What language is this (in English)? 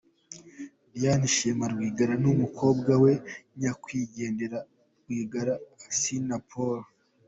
Kinyarwanda